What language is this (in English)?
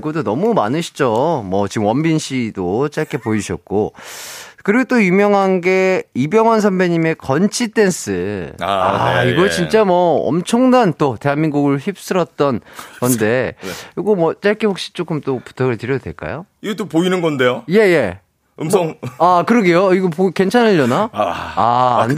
Korean